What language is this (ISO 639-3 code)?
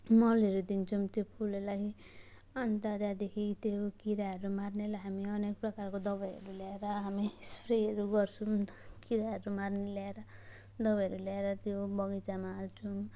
nep